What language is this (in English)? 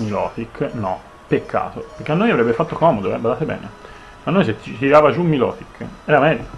Italian